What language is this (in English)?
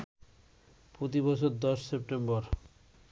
Bangla